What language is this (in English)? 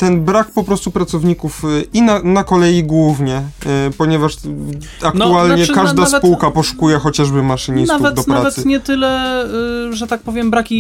Polish